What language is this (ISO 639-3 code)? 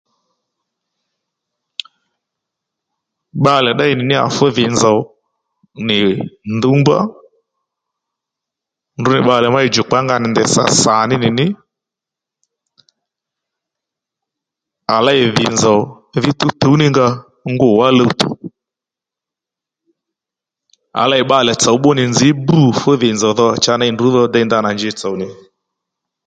led